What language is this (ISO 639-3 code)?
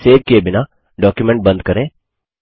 hin